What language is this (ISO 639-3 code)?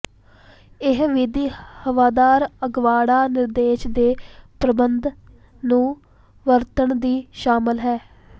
pan